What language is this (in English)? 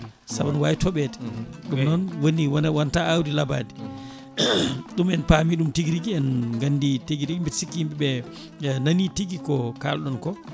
Fula